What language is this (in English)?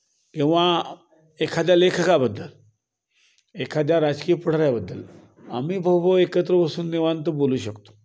Marathi